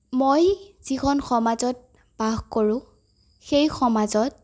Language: Assamese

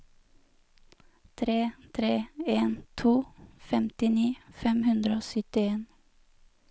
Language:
Norwegian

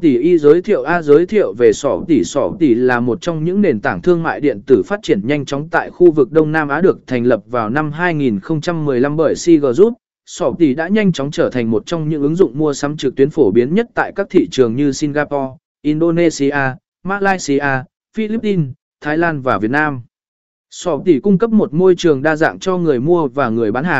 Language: Vietnamese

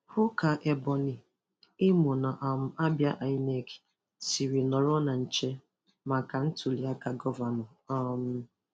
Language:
Igbo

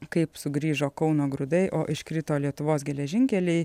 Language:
Lithuanian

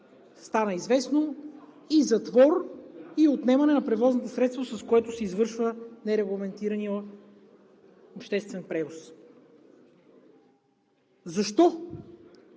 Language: Bulgarian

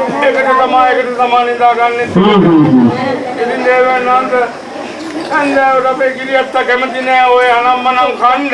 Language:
Sinhala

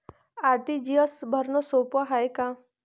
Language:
Marathi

